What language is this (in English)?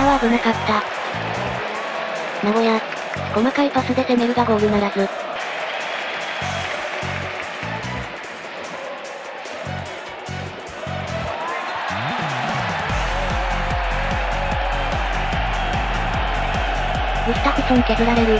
Japanese